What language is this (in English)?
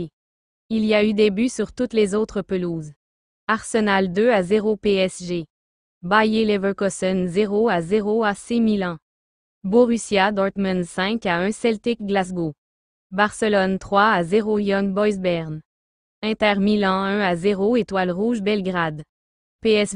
French